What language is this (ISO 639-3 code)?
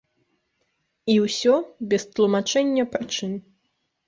bel